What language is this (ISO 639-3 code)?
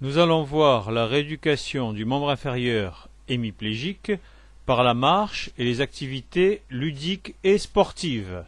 fra